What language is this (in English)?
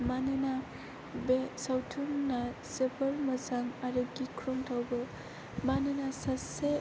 Bodo